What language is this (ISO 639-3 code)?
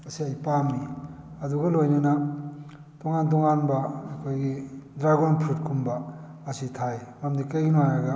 mni